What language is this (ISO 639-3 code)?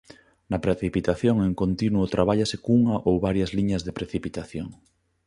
glg